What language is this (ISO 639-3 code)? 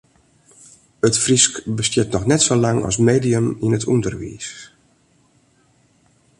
fry